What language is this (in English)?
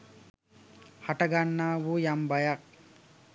Sinhala